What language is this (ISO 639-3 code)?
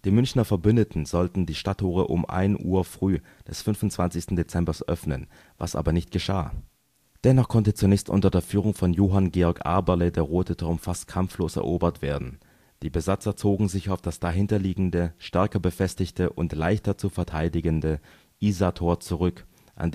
deu